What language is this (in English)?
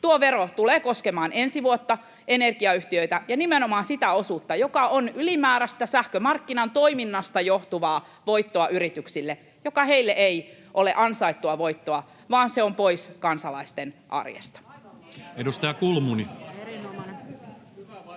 Finnish